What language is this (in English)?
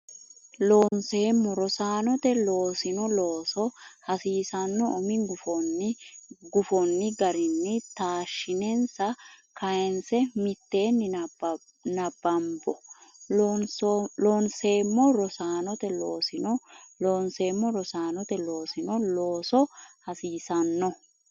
Sidamo